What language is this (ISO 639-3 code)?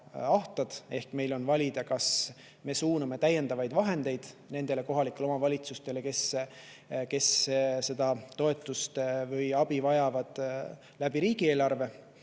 est